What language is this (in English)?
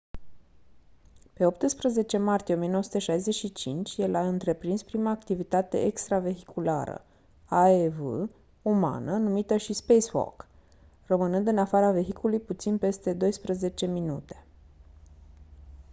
Romanian